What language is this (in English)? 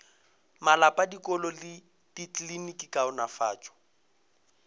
Northern Sotho